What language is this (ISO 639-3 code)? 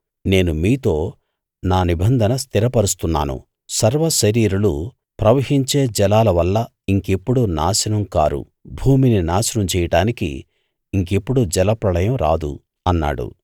tel